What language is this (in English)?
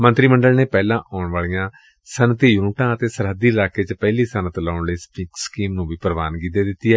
Punjabi